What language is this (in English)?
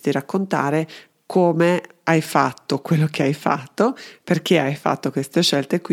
Italian